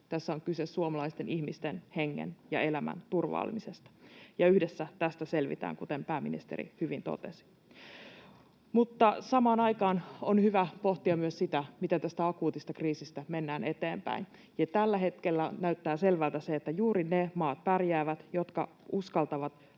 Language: Finnish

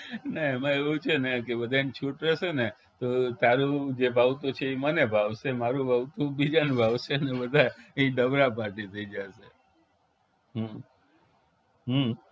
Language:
Gujarati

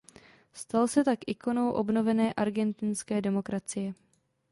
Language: Czech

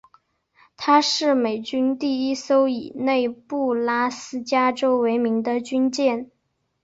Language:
Chinese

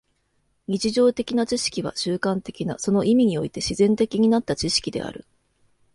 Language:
Japanese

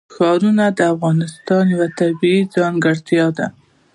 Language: Pashto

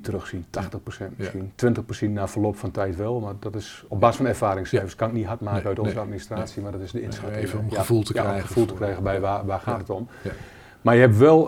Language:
Dutch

